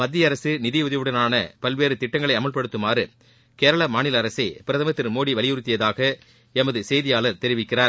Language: Tamil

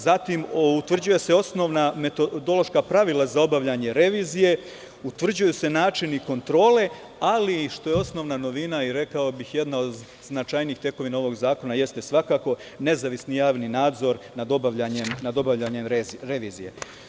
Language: Serbian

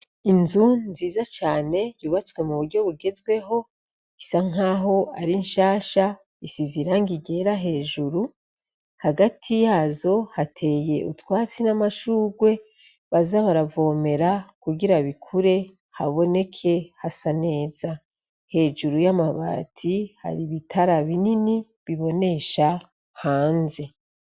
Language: Rundi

